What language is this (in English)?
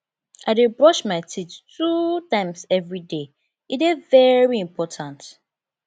Nigerian Pidgin